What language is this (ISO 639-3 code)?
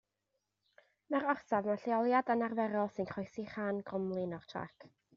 cym